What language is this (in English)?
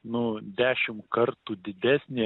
Lithuanian